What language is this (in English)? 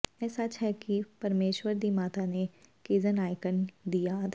Punjabi